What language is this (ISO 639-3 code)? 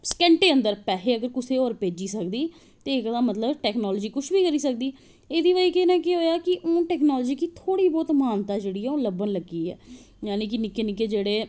doi